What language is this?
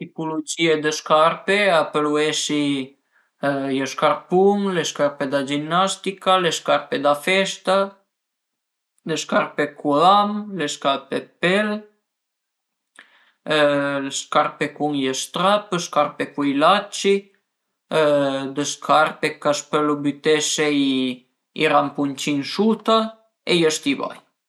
Piedmontese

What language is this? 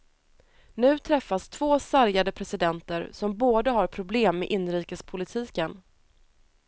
Swedish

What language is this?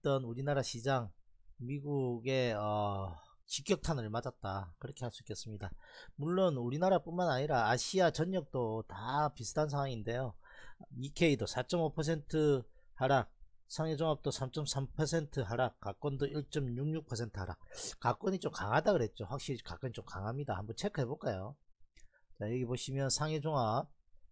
Korean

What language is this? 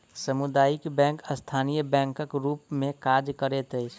Maithili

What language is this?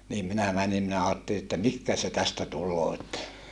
Finnish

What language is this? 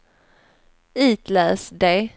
Swedish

